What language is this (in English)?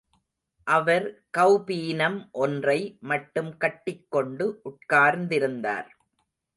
Tamil